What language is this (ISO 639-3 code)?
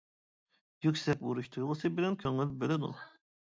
uig